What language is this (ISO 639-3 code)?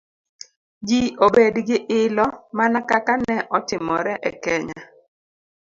luo